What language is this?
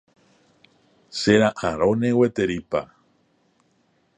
Guarani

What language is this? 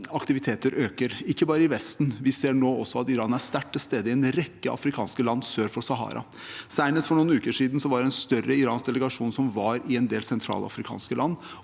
Norwegian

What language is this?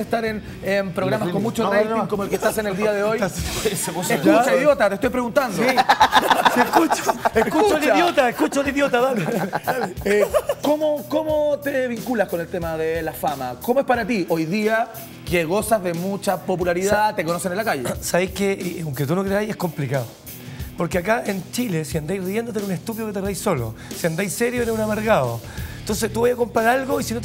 Spanish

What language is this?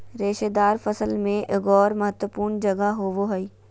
Magahi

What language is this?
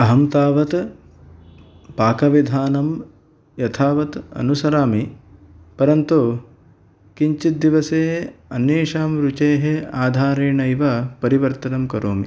Sanskrit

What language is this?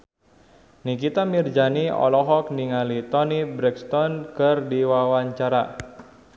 Sundanese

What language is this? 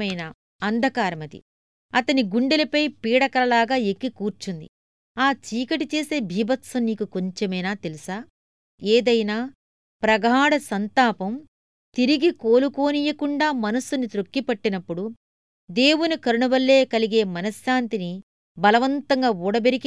Telugu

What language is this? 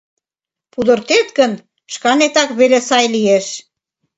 Mari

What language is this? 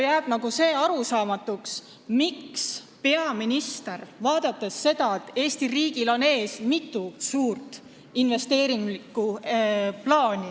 Estonian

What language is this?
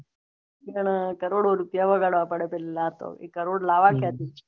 Gujarati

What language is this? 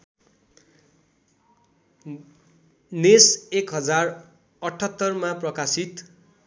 Nepali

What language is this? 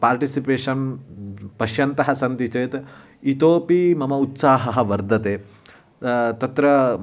Sanskrit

